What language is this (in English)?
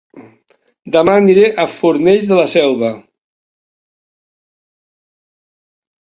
Catalan